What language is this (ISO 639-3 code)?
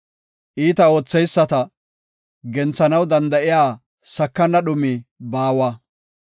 gof